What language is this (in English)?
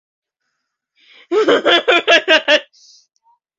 Spanish